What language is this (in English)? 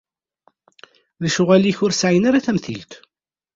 Kabyle